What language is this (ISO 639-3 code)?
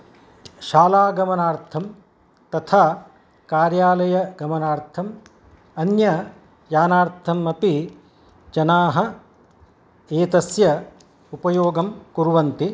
san